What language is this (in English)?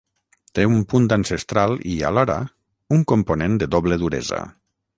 Catalan